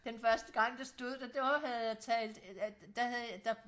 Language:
Danish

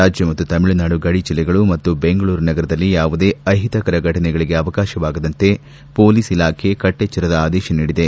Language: Kannada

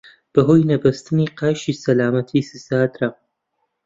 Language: Central Kurdish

